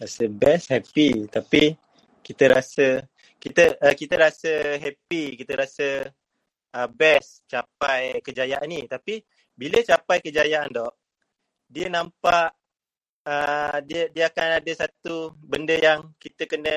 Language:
Malay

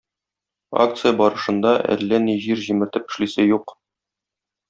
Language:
Tatar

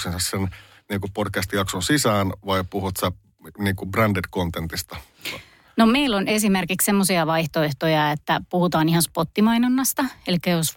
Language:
Finnish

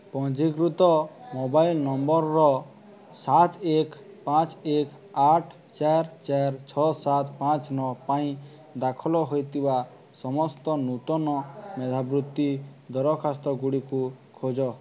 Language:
Odia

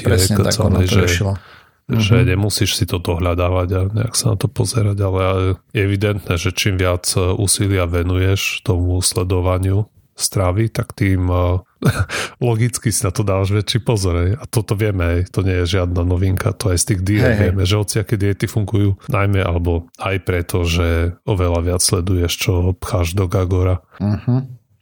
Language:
Slovak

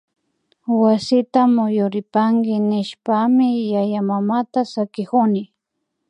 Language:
Imbabura Highland Quichua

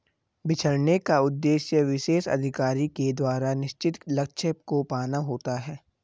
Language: Hindi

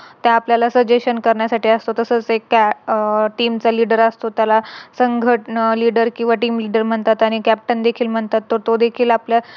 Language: Marathi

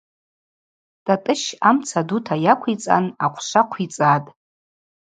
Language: Abaza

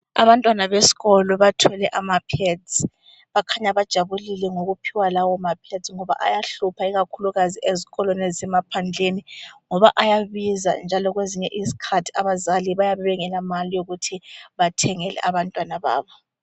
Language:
North Ndebele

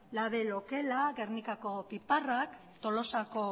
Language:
Basque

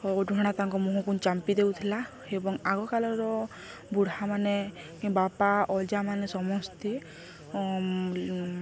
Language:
Odia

